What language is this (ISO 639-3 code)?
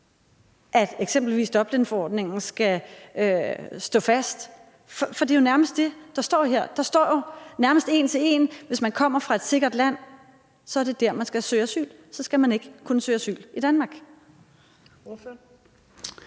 dan